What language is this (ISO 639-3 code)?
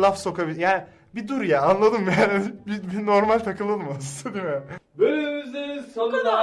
tur